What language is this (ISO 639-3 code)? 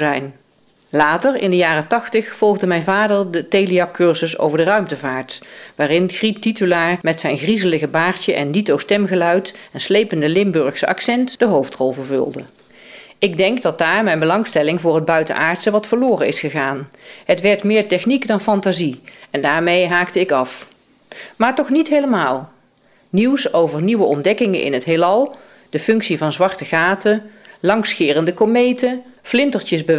nld